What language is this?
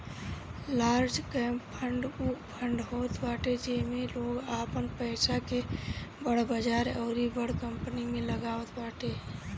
Bhojpuri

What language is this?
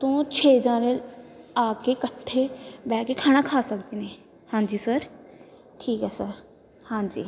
Punjabi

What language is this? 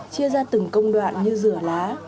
Vietnamese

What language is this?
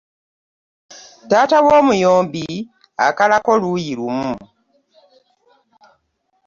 Ganda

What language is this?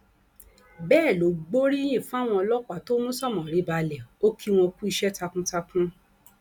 Yoruba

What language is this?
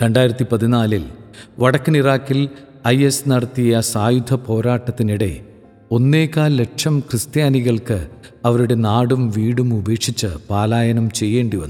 Malayalam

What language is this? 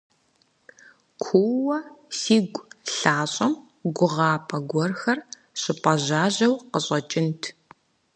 Kabardian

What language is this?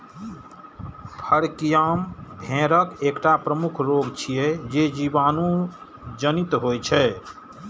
Maithili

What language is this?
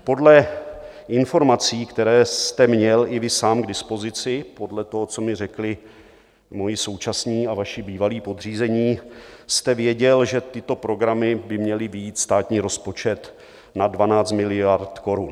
Czech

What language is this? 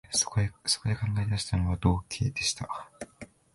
Japanese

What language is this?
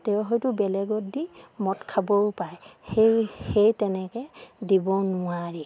Assamese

